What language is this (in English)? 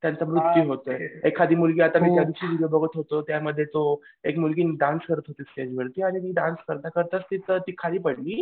Marathi